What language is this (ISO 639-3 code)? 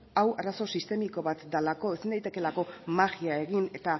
eus